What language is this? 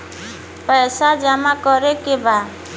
Bhojpuri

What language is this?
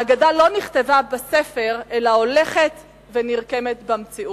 Hebrew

